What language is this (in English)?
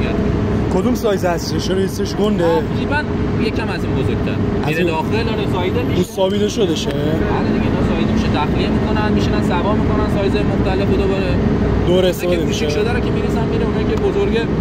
Persian